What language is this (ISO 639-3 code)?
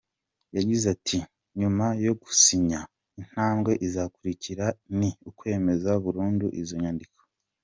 kin